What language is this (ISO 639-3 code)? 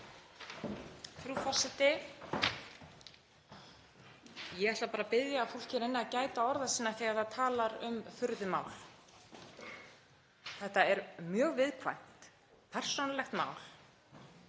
isl